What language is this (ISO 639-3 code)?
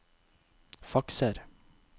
nor